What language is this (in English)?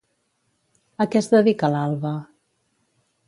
Catalan